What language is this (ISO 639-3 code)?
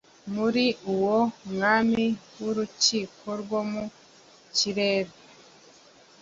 kin